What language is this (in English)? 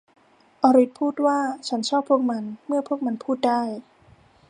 Thai